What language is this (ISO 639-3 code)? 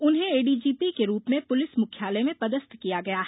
hin